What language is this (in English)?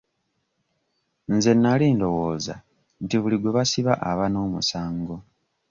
Ganda